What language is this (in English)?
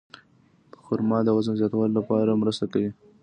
Pashto